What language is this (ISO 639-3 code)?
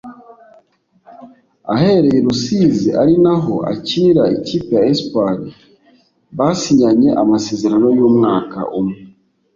kin